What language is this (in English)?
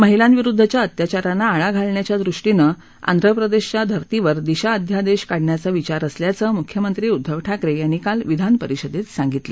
Marathi